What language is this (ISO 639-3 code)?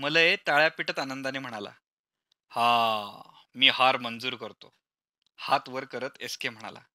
mar